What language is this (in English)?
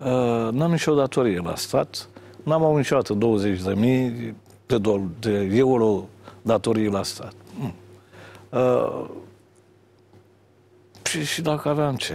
Romanian